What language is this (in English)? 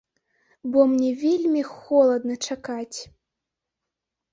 Belarusian